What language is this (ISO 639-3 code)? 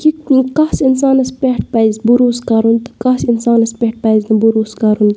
kas